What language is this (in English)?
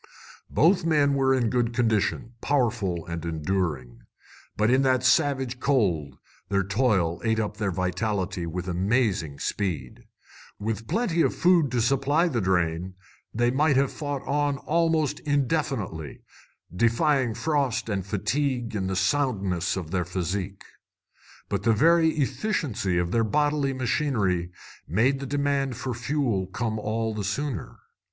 English